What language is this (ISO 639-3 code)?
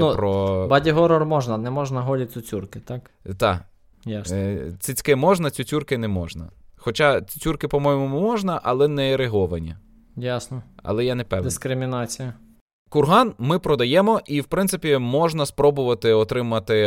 ukr